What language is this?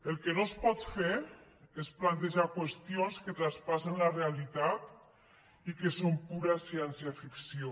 Catalan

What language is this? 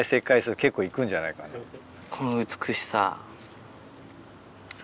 Japanese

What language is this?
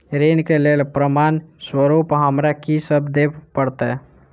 Maithili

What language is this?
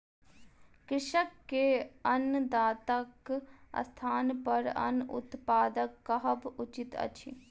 Maithili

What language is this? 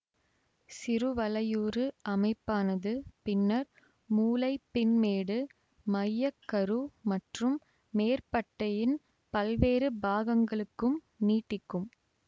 Tamil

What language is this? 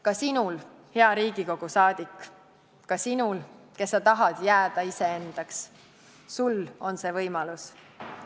Estonian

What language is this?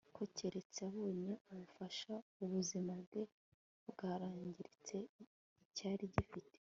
Kinyarwanda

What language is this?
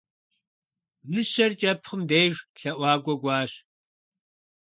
Kabardian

